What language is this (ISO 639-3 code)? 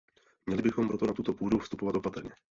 ces